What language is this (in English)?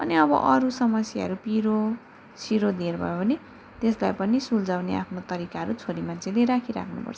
Nepali